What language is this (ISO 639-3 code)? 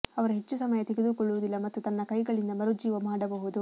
kan